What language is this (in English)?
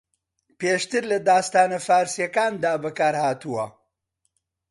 Central Kurdish